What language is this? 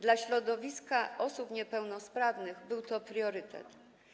Polish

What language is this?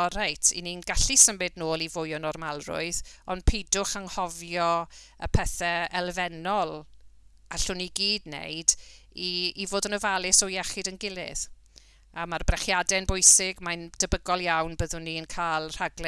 Welsh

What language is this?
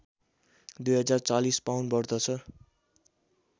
Nepali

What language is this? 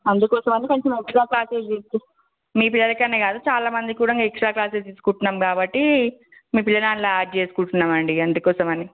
Telugu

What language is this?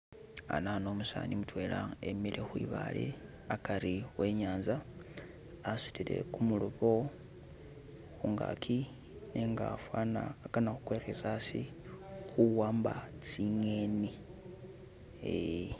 Masaaba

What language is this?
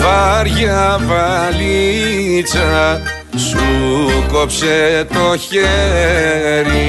Greek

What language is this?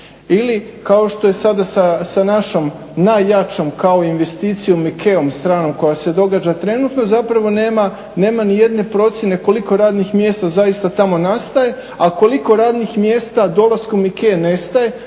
Croatian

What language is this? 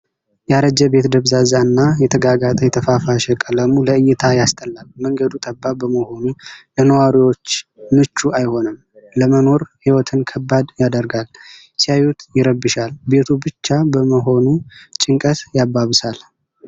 Amharic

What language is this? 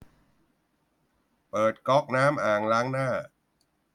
Thai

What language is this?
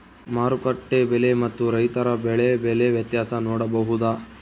Kannada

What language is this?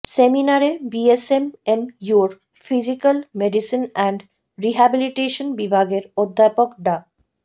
Bangla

